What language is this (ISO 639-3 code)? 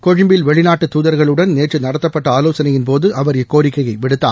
tam